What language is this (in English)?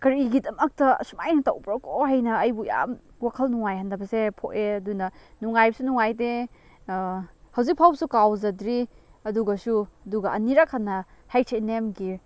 Manipuri